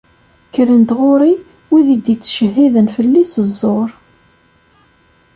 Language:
Kabyle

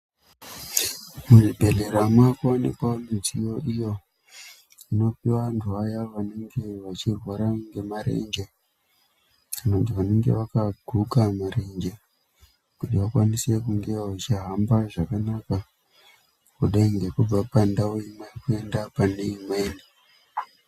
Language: Ndau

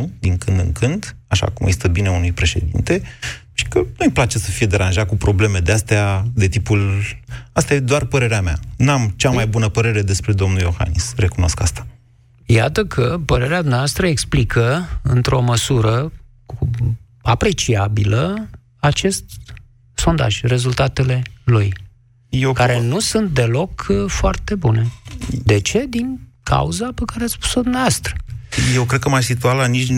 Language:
Romanian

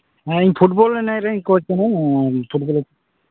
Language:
Santali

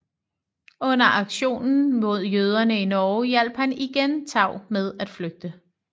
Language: Danish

